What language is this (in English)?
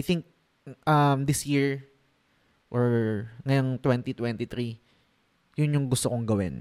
Filipino